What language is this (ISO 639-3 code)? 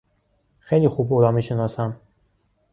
fas